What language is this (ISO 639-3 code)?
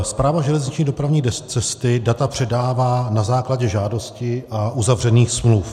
ces